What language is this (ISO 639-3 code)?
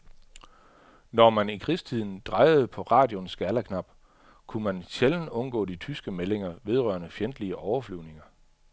dan